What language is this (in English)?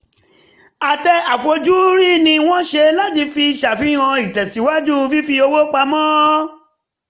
Yoruba